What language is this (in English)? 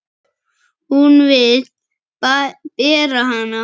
Icelandic